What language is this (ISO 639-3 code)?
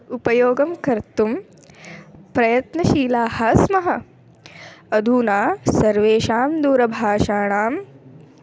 san